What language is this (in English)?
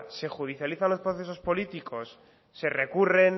Spanish